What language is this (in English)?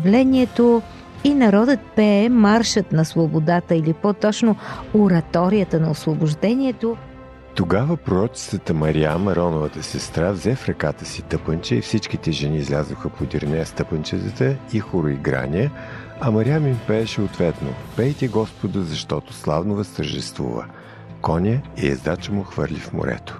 Bulgarian